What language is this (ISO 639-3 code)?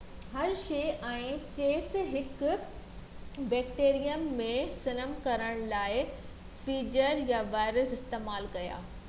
snd